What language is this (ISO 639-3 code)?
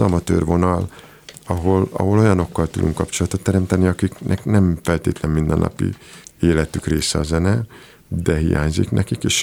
hun